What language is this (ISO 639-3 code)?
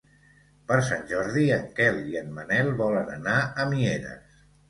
cat